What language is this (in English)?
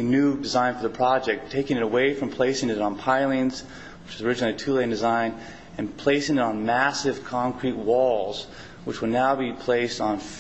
English